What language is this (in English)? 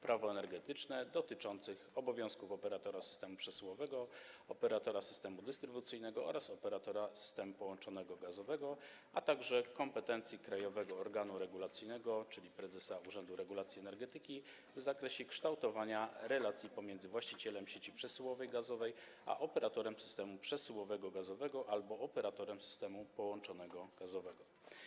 Polish